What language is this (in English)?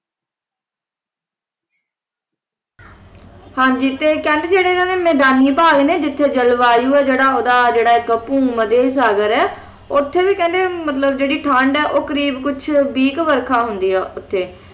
Punjabi